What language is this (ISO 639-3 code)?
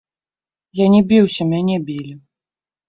bel